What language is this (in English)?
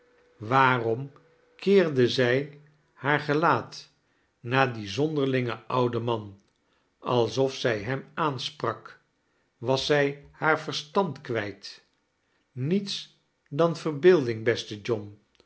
Dutch